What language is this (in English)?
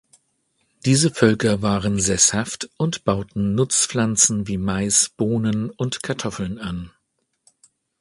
German